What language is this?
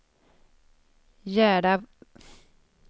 Swedish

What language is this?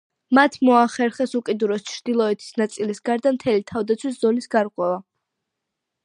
Georgian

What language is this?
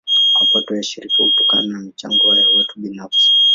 Swahili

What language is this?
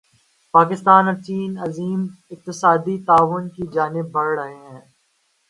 Urdu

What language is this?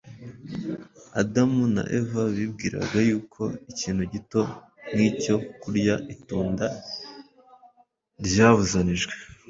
Kinyarwanda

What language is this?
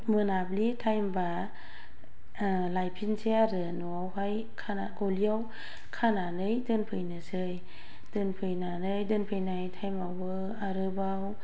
Bodo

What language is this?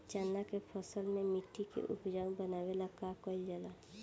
Bhojpuri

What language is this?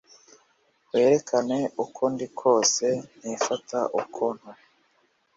Kinyarwanda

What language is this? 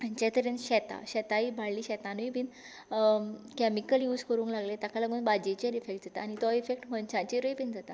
Konkani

